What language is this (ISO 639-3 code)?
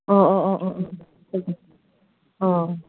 brx